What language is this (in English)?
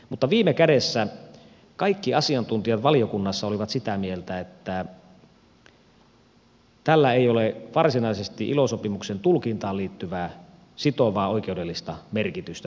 Finnish